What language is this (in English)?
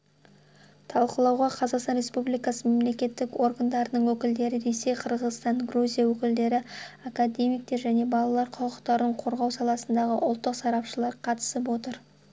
Kazakh